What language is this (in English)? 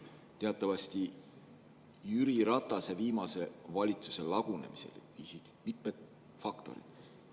Estonian